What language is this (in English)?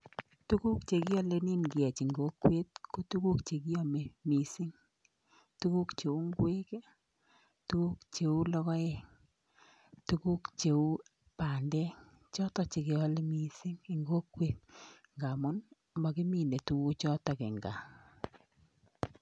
Kalenjin